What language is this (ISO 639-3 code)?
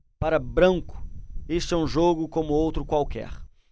por